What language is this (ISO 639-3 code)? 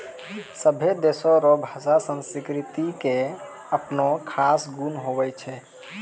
mai